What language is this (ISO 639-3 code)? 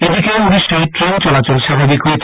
ben